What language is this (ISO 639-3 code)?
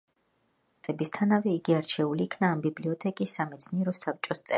kat